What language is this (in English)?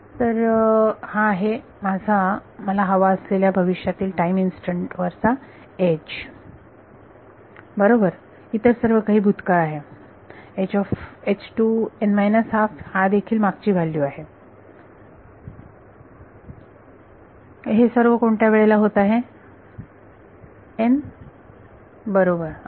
Marathi